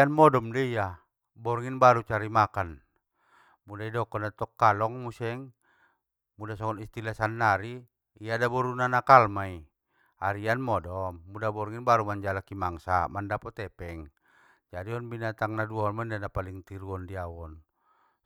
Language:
Batak Mandailing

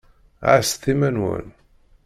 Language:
Kabyle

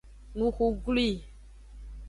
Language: Aja (Benin)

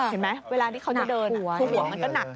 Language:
Thai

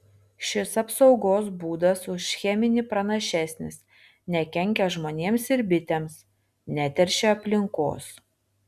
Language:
Lithuanian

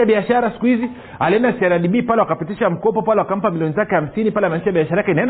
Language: Swahili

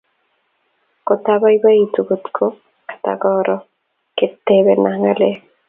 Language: Kalenjin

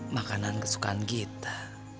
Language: Indonesian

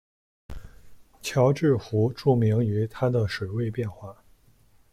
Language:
Chinese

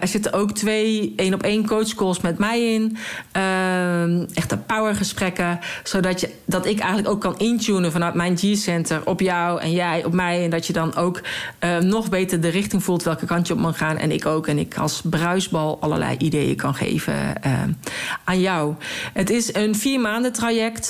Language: Dutch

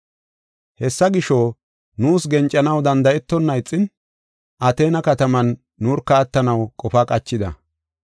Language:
Gofa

